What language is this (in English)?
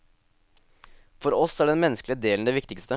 Norwegian